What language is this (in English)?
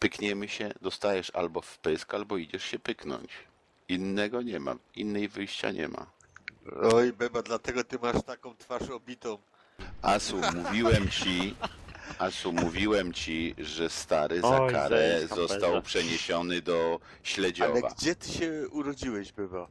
Polish